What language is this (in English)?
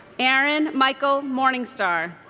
English